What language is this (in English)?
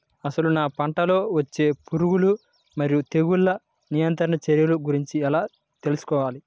Telugu